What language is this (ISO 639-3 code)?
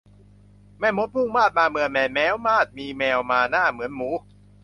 tha